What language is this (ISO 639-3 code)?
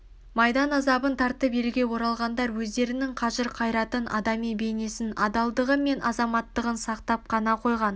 kaz